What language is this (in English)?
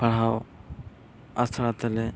Santali